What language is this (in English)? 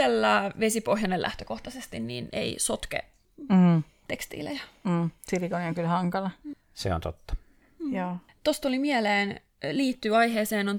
Finnish